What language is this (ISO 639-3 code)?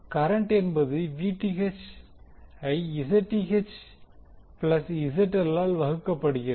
tam